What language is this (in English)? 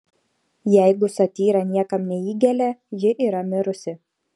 Lithuanian